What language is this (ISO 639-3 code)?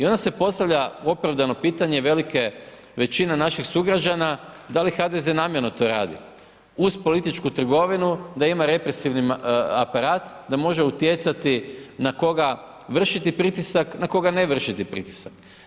hrv